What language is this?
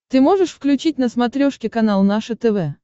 Russian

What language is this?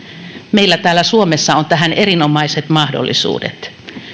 Finnish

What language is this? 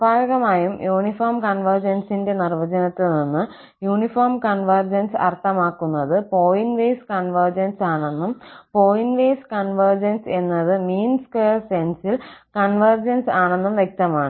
Malayalam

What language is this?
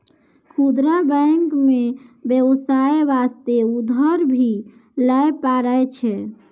Maithili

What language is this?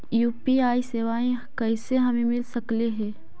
Magahi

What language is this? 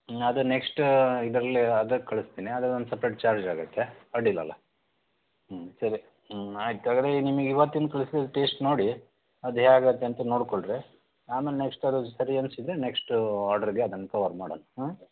Kannada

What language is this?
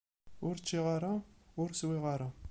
Kabyle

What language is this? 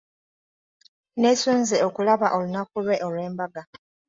Ganda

